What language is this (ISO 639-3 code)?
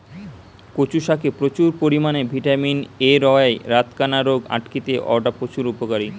ben